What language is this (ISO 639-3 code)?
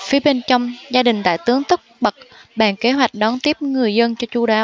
vie